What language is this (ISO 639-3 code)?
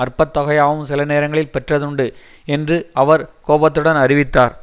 tam